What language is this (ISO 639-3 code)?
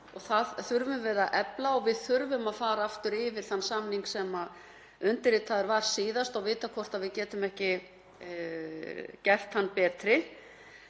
isl